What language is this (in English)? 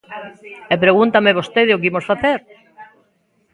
Galician